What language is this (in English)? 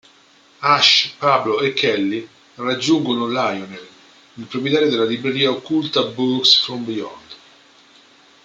Italian